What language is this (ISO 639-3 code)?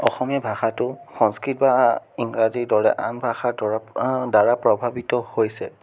asm